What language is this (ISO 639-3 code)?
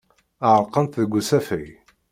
kab